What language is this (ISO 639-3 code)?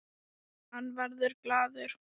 isl